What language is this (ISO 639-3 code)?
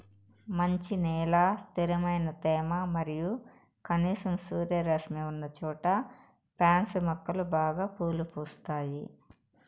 tel